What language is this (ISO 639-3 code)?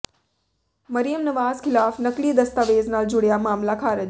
pan